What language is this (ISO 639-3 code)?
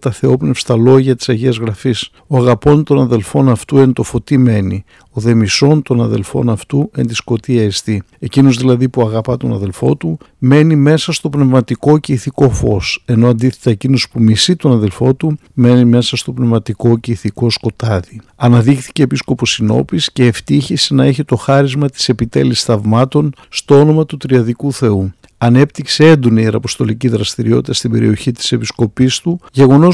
ell